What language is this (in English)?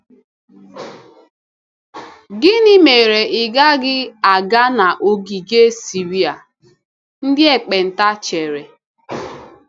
Igbo